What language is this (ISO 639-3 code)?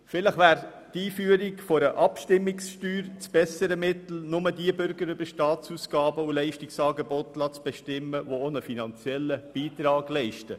gsw